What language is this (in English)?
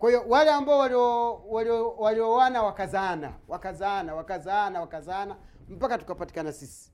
Swahili